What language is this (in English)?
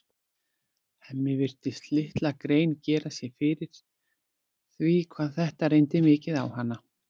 Icelandic